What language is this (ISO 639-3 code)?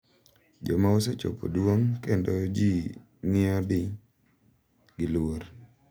luo